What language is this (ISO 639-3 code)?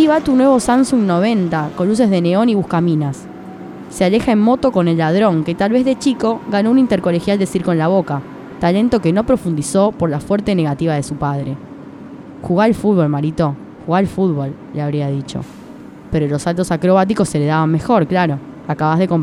spa